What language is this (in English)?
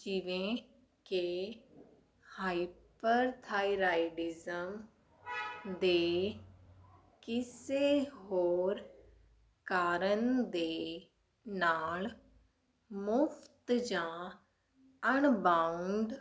Punjabi